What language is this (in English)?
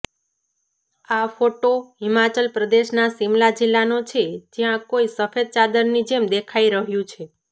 Gujarati